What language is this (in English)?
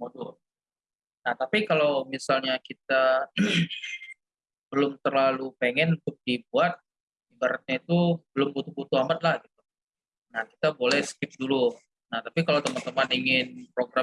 Indonesian